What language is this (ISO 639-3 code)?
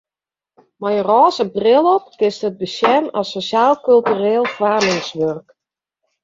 fry